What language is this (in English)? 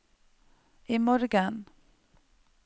Norwegian